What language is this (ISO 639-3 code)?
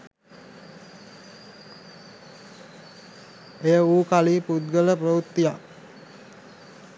sin